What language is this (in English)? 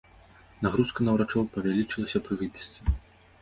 Belarusian